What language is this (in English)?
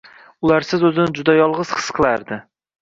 Uzbek